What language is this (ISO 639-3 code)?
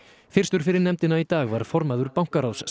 isl